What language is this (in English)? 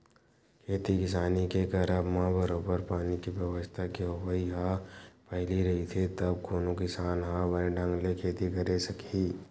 Chhattisgarhi